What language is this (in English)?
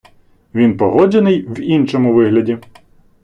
Ukrainian